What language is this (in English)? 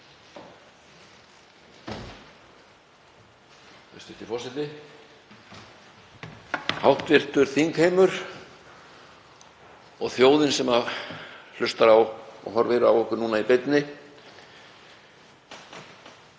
Icelandic